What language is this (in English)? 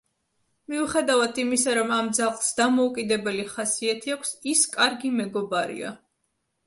Georgian